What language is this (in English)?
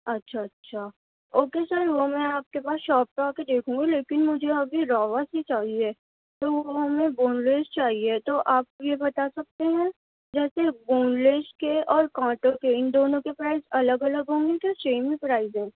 Urdu